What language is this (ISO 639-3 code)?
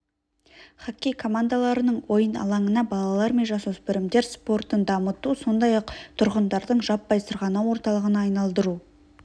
kaz